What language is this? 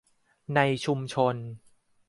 Thai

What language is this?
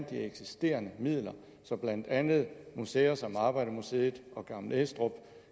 Danish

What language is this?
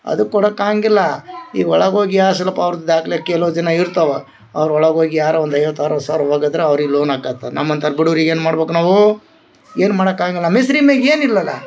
Kannada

